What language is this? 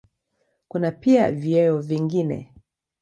Swahili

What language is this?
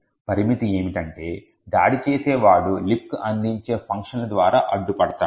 Telugu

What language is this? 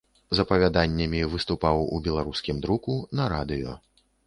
Belarusian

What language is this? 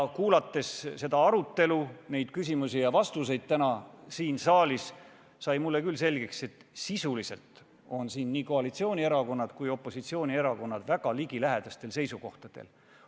Estonian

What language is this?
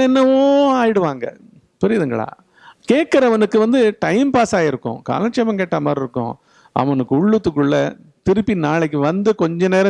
Tamil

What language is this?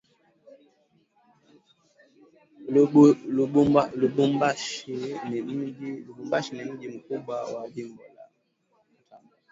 Swahili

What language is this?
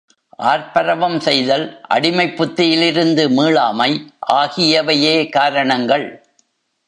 Tamil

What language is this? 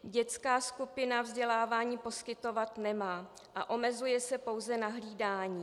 Czech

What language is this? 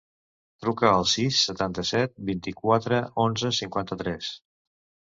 Catalan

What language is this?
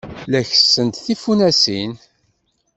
Kabyle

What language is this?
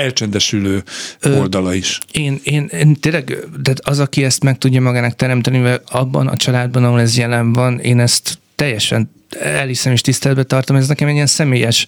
Hungarian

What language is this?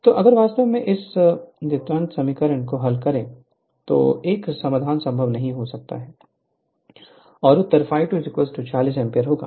Hindi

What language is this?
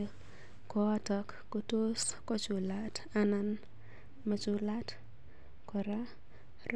Kalenjin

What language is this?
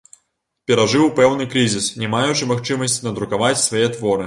Belarusian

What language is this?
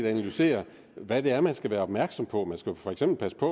Danish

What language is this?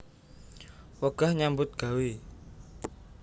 Javanese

